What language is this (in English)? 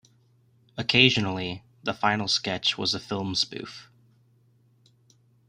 English